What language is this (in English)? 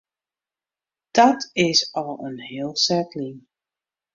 Western Frisian